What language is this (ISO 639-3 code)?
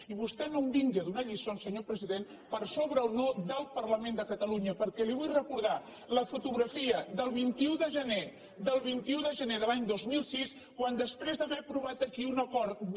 cat